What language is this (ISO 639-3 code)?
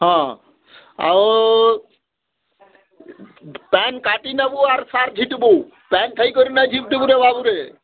ori